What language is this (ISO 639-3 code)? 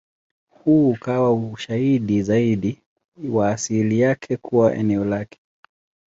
swa